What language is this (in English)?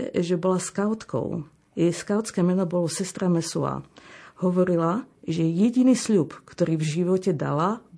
Slovak